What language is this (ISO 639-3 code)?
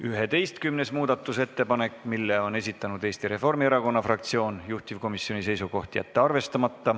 est